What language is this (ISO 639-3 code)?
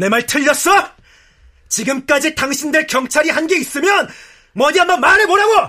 kor